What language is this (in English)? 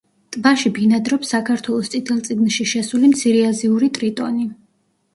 Georgian